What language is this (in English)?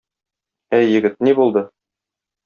Tatar